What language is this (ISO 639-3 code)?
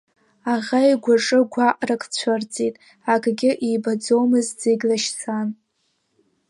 abk